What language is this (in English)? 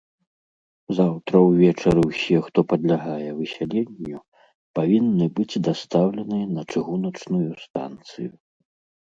Belarusian